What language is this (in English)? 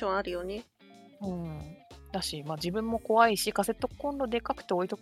Japanese